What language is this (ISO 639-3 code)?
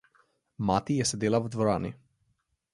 slv